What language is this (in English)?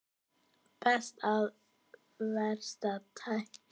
Icelandic